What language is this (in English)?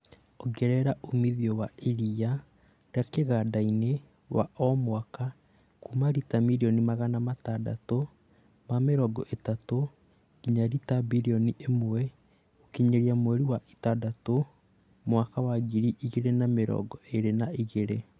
Kikuyu